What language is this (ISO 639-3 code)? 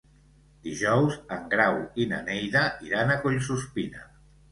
cat